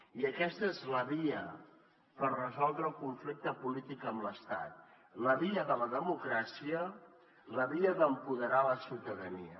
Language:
Catalan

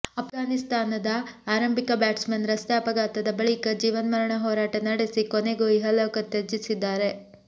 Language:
Kannada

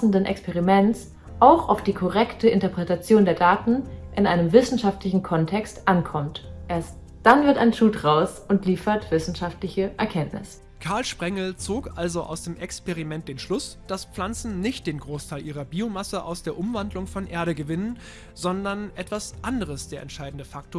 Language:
German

